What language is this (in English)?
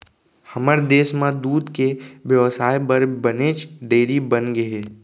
Chhattisgarhi